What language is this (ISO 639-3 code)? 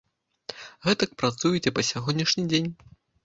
bel